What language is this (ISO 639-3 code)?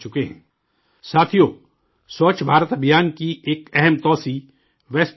urd